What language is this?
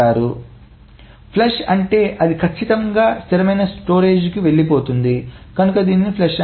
Telugu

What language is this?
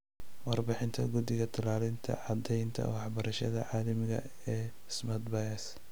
Somali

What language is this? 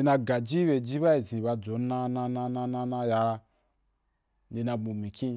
Wapan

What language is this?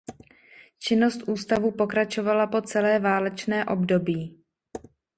Czech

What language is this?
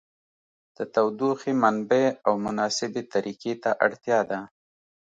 Pashto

